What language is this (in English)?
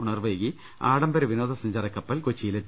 Malayalam